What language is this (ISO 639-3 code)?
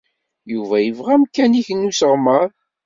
kab